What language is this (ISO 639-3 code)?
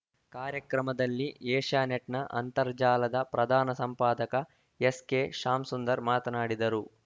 kan